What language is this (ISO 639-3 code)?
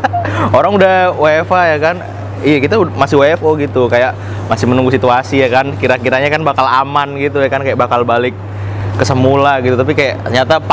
ind